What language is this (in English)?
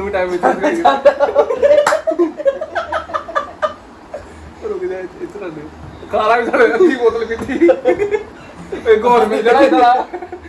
Punjabi